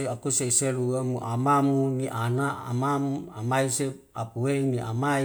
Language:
Wemale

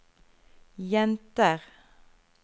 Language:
Norwegian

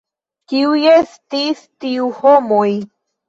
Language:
Esperanto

